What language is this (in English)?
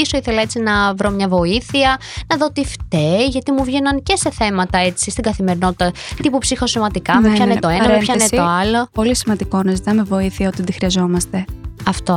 Greek